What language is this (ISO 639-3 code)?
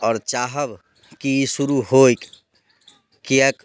mai